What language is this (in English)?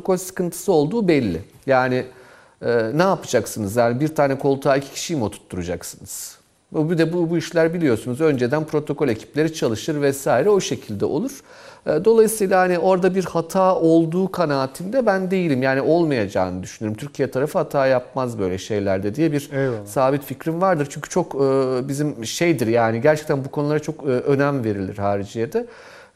Turkish